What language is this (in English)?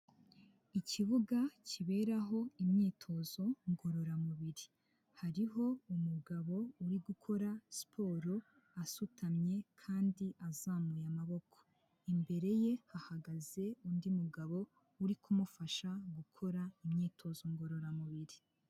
Kinyarwanda